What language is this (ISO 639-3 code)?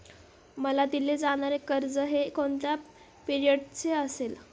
mar